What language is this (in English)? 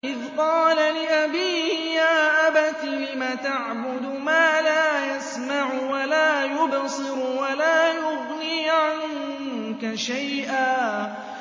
Arabic